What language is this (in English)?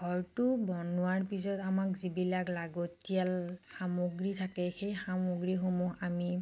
Assamese